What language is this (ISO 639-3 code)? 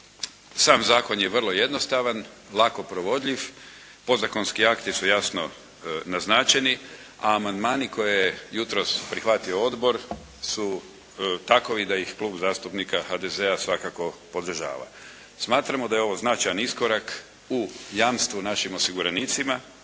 hrv